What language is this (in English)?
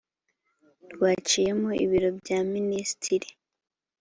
Kinyarwanda